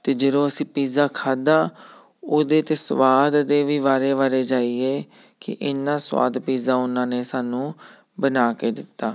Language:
Punjabi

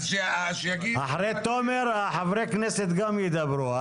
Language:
Hebrew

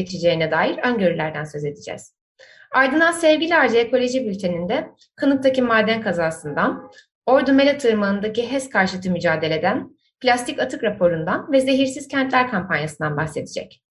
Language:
Turkish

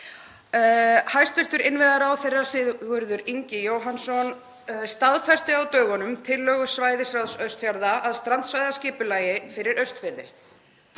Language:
Icelandic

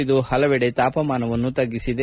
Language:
Kannada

